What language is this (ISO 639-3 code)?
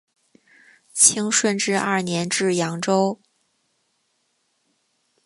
zho